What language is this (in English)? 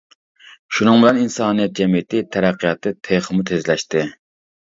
Uyghur